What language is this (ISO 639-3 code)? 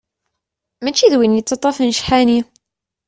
kab